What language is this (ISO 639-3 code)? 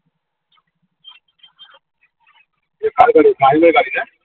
ben